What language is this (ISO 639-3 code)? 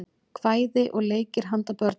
isl